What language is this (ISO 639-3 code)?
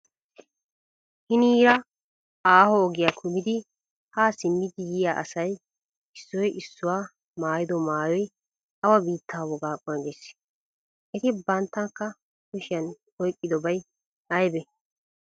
wal